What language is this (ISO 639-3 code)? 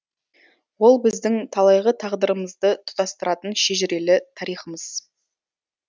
kaz